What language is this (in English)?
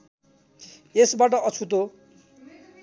Nepali